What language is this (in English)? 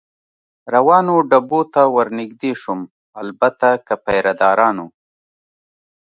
Pashto